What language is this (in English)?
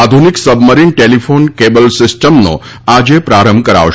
Gujarati